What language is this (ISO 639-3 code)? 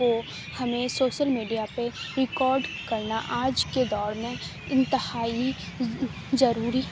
urd